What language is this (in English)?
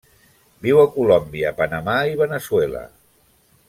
Catalan